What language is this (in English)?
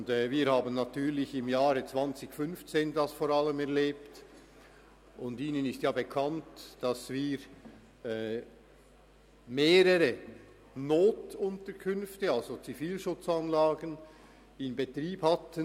Swiss German